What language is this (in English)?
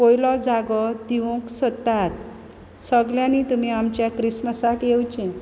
Konkani